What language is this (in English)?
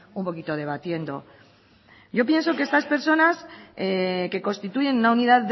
Spanish